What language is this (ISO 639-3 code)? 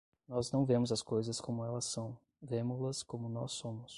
por